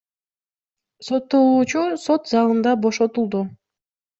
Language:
Kyrgyz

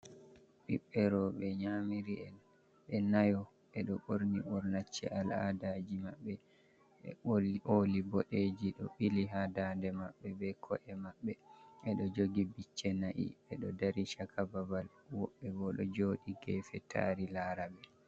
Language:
Fula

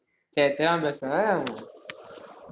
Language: Tamil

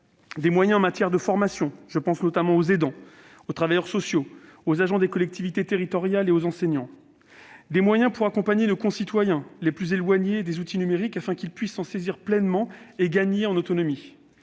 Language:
French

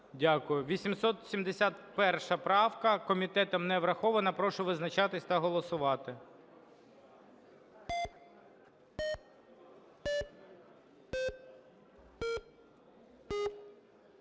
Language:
Ukrainian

